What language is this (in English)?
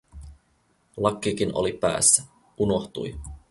Finnish